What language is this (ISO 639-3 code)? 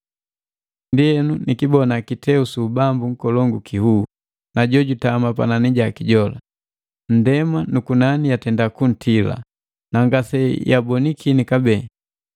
mgv